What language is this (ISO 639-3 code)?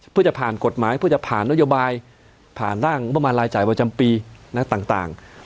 tha